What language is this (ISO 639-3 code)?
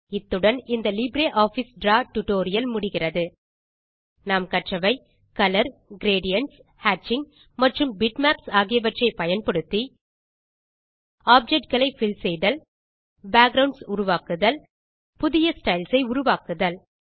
tam